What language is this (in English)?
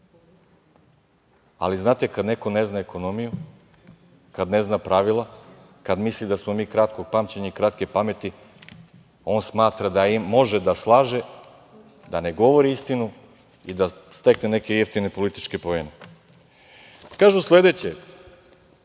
Serbian